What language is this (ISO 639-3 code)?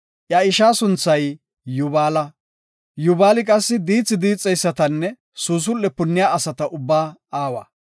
gof